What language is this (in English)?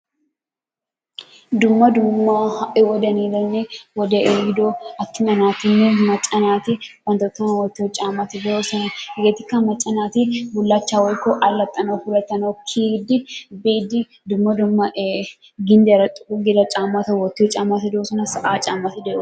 Wolaytta